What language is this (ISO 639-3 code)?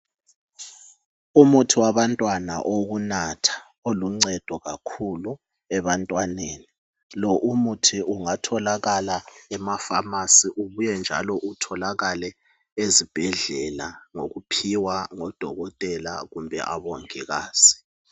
nde